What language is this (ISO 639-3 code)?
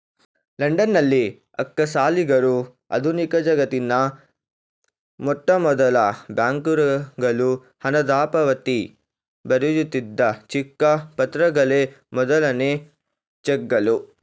kan